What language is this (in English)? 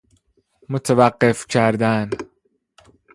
Persian